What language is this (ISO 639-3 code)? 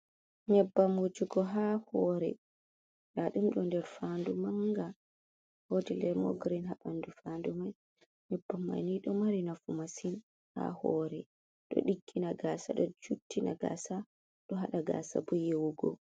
ful